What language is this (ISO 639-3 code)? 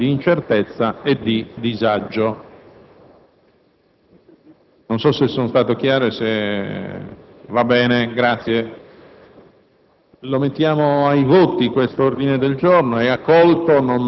ita